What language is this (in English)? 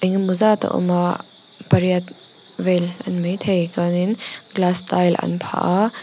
Mizo